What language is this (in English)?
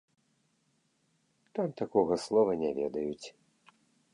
Belarusian